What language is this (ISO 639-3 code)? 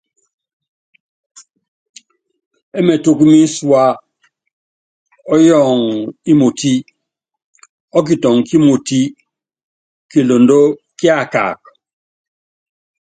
yav